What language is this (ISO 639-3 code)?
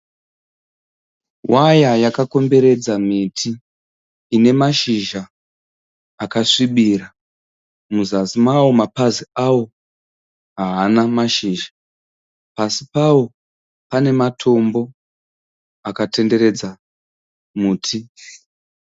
sna